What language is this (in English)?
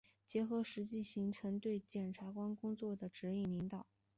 Chinese